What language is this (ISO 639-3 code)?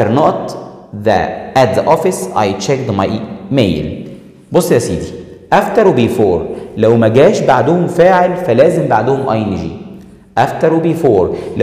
ara